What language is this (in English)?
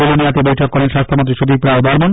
Bangla